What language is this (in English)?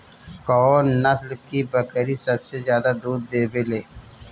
Bhojpuri